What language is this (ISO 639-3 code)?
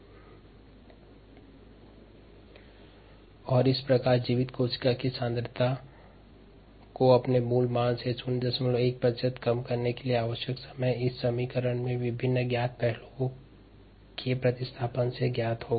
hin